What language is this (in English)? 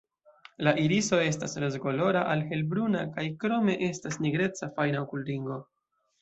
Esperanto